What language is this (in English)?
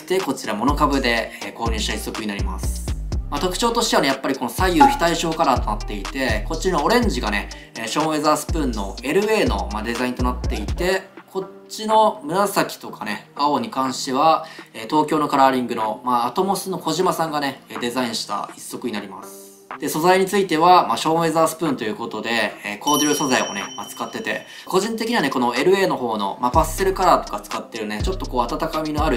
Japanese